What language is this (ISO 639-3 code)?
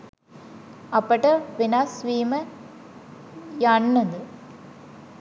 sin